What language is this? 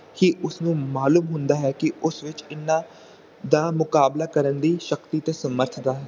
Punjabi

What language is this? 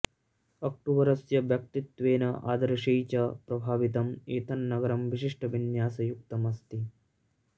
Sanskrit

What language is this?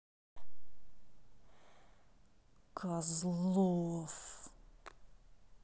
Russian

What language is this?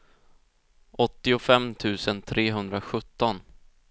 Swedish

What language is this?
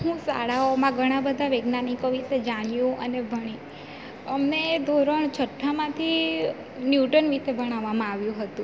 Gujarati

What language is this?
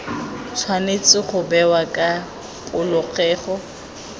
Tswana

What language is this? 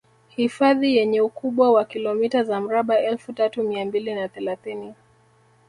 Swahili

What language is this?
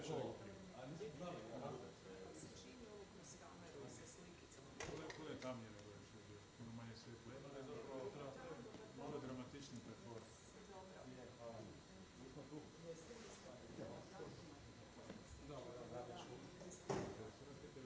Croatian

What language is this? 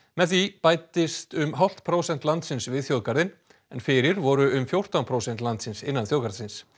Icelandic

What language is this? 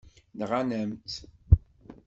Kabyle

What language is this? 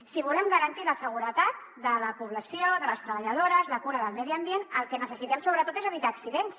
Catalan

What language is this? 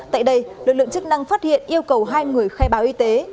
Vietnamese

